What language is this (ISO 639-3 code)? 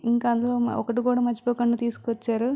tel